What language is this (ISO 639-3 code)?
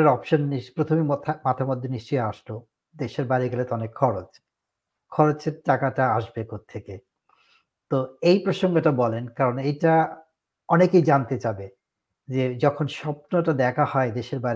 ben